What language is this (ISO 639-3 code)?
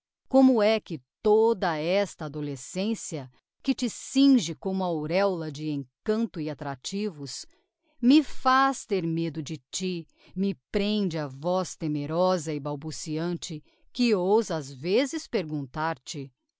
por